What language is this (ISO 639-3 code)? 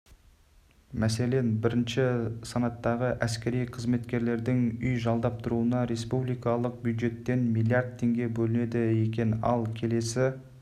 kaz